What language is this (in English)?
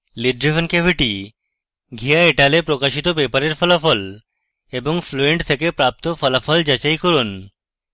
Bangla